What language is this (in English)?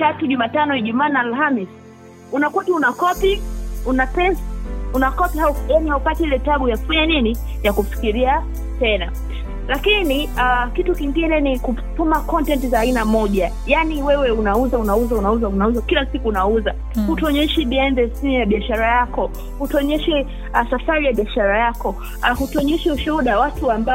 Swahili